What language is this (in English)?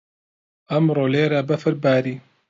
Central Kurdish